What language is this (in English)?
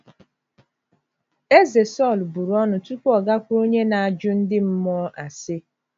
Igbo